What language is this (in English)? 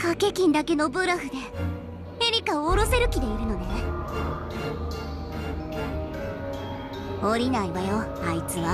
Japanese